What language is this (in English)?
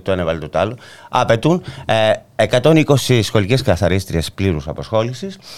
Greek